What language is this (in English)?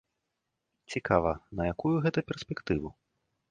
Belarusian